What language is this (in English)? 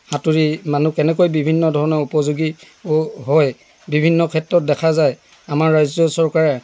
Assamese